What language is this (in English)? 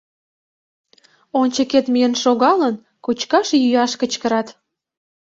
Mari